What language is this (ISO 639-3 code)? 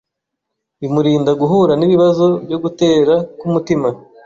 kin